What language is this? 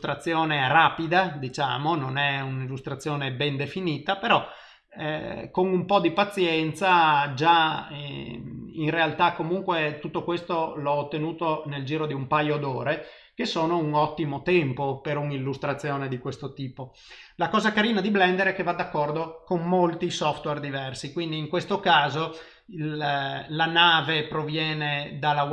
Italian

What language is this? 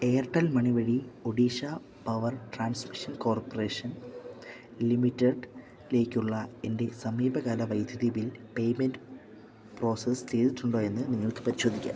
Malayalam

